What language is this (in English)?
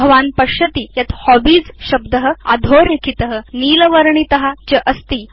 Sanskrit